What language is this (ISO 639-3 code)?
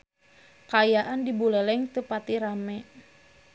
sun